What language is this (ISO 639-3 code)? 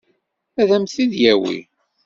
kab